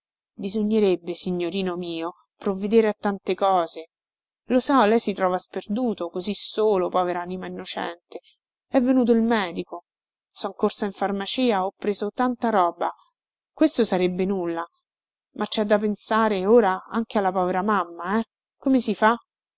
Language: Italian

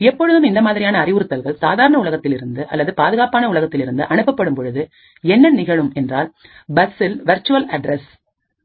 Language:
Tamil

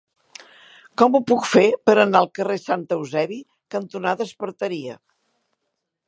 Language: Catalan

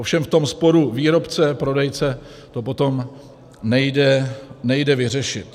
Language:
Czech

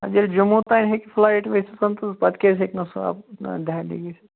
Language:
Kashmiri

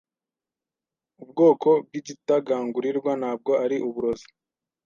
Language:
Kinyarwanda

